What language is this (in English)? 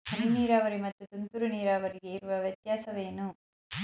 Kannada